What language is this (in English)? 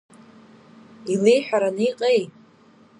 Abkhazian